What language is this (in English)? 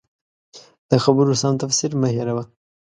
Pashto